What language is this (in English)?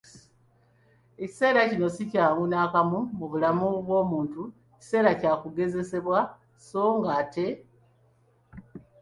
Ganda